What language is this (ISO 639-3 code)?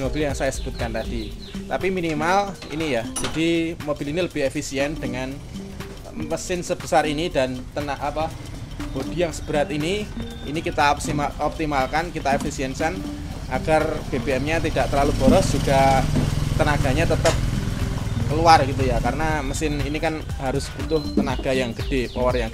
ind